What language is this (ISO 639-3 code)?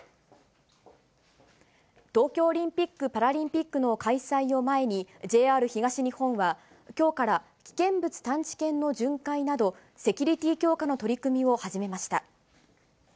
jpn